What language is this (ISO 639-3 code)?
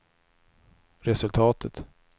swe